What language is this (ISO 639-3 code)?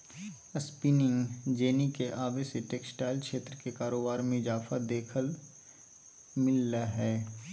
mag